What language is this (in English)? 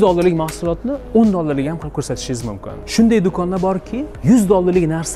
Turkish